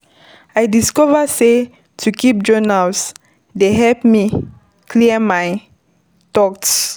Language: Nigerian Pidgin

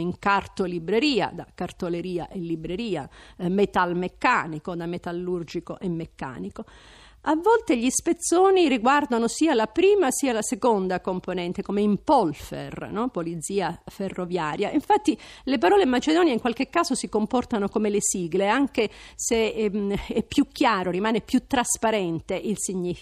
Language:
Italian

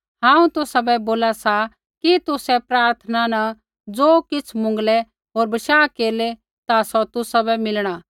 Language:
Kullu Pahari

